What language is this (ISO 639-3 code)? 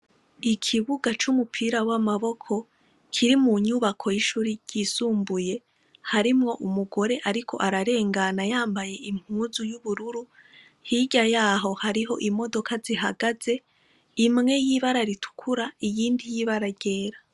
run